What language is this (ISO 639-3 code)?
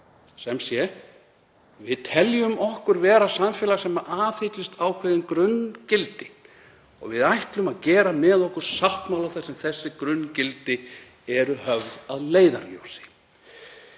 isl